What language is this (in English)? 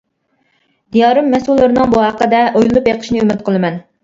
Uyghur